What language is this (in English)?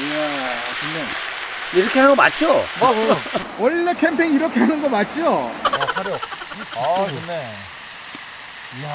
Korean